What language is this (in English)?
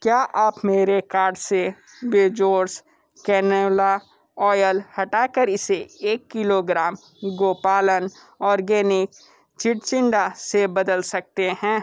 Hindi